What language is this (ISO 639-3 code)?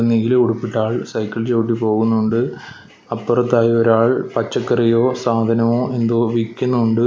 mal